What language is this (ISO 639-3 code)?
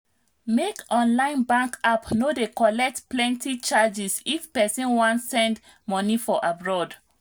pcm